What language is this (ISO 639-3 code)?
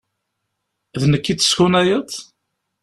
kab